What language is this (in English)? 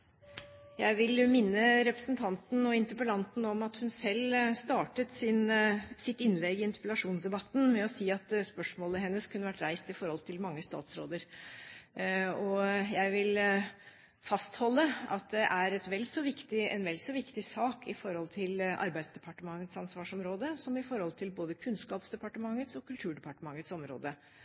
Norwegian Bokmål